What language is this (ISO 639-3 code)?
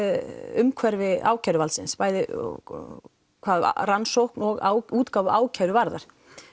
isl